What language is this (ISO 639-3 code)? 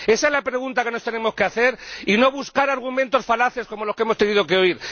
spa